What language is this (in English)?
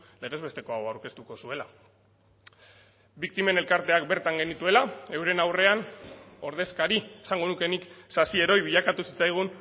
Basque